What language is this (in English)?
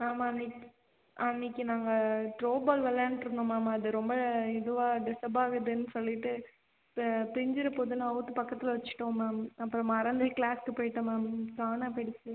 Tamil